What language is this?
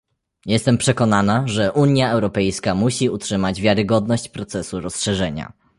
Polish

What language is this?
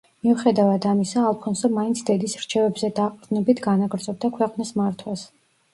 Georgian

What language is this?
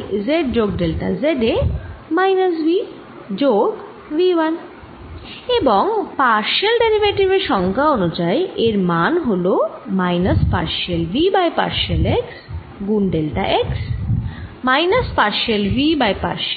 Bangla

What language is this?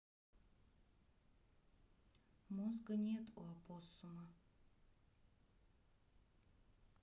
Russian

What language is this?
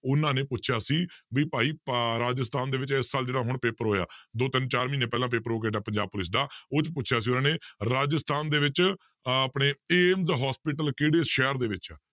Punjabi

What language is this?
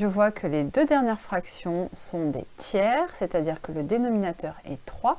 French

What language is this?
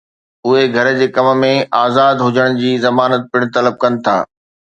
Sindhi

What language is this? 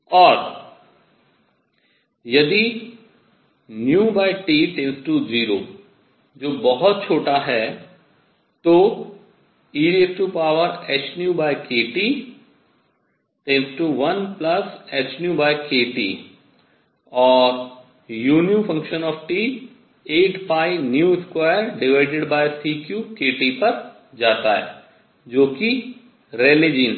Hindi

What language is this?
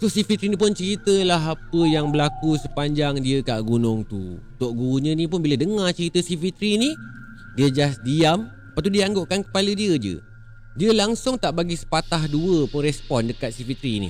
Malay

